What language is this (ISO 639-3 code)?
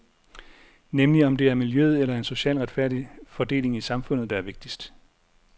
dan